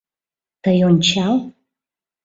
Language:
Mari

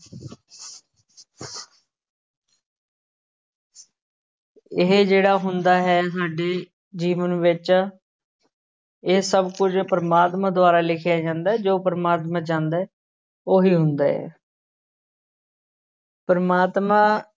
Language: Punjabi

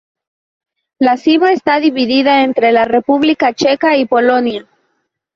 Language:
Spanish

